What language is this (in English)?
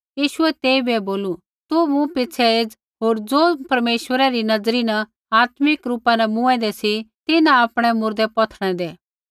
Kullu Pahari